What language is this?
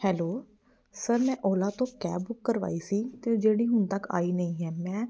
Punjabi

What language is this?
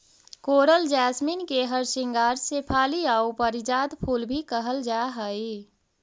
Magahi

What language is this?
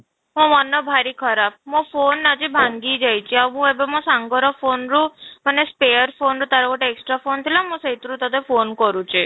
Odia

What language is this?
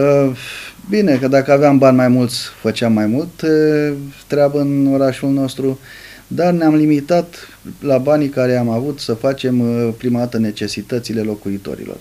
Romanian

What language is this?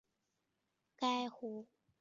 Chinese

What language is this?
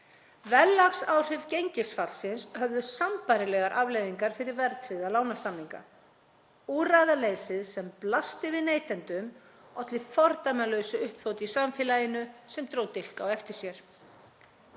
Icelandic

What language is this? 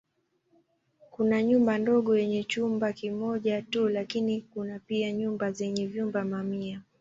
Swahili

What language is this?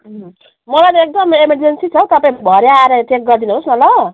Nepali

